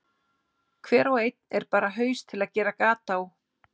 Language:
Icelandic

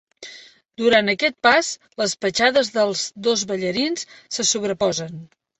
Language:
Catalan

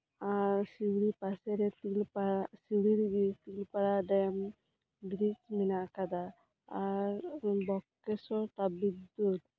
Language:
Santali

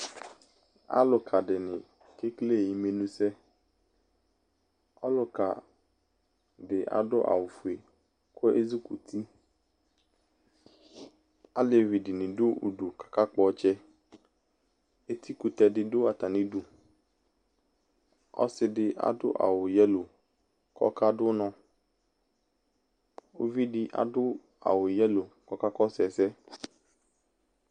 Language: Ikposo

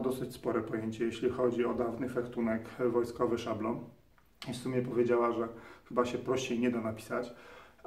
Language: Polish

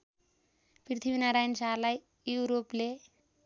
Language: Nepali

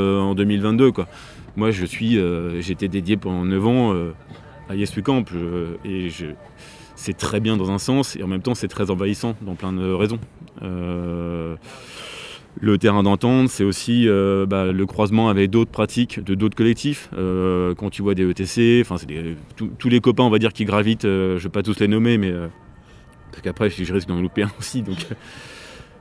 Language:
French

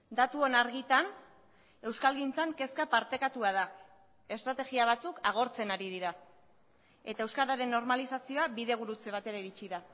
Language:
Basque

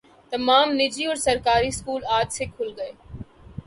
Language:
Urdu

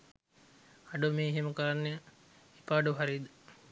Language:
Sinhala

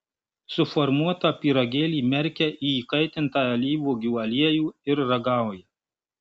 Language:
Lithuanian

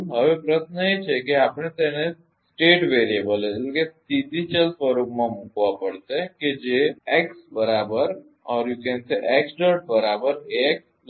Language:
Gujarati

